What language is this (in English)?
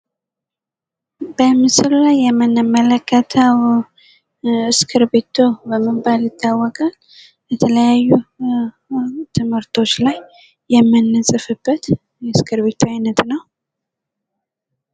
Amharic